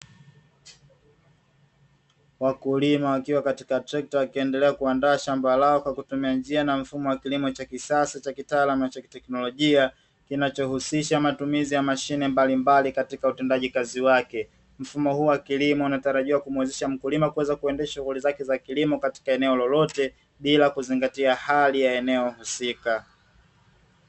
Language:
Swahili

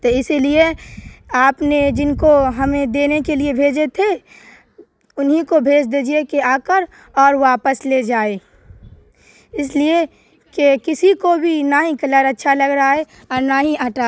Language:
Urdu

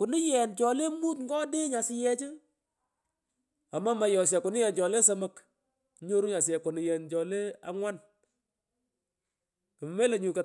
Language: Pökoot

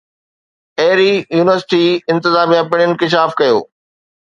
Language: Sindhi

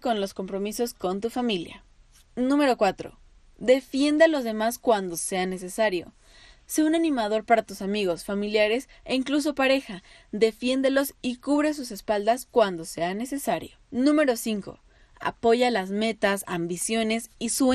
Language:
Spanish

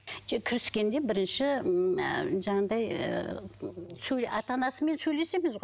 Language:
Kazakh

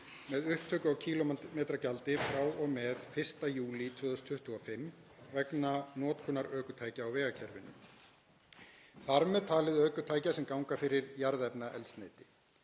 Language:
Icelandic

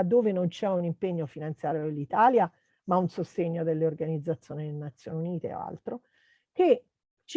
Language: Italian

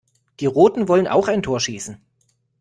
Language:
German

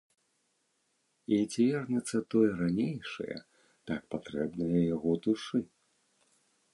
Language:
Belarusian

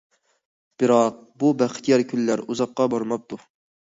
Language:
Uyghur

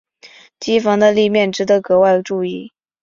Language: Chinese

